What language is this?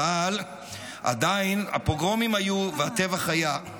Hebrew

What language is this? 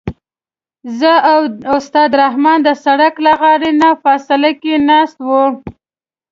Pashto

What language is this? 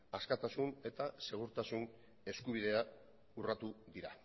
Basque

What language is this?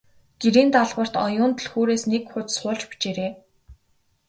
Mongolian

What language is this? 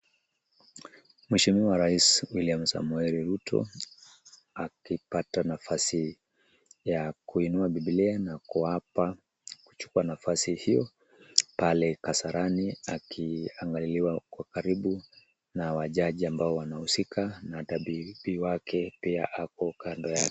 Swahili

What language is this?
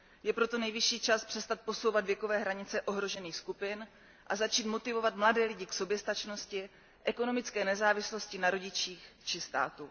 Czech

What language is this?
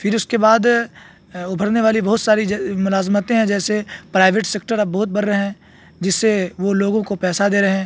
Urdu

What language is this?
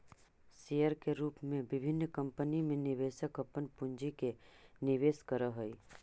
Magahi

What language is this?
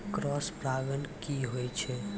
Maithili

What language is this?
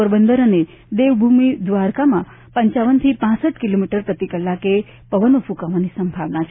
Gujarati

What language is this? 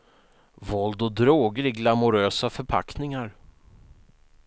Swedish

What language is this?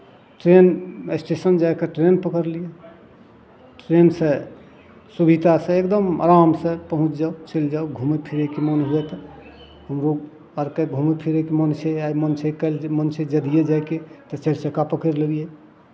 Maithili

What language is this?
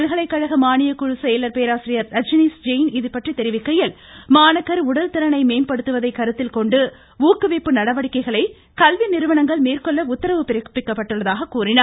Tamil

